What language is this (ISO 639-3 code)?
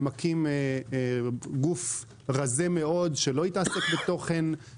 heb